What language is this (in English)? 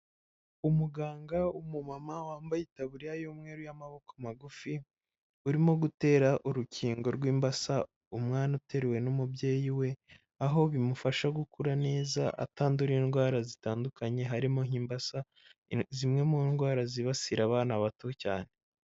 Kinyarwanda